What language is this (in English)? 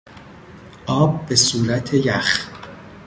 Persian